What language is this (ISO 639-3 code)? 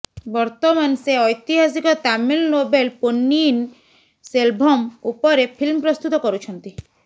ori